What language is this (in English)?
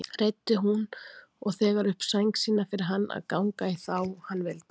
Icelandic